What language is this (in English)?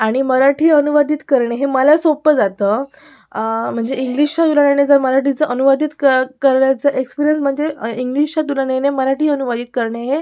Marathi